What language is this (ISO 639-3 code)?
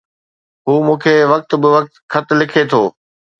snd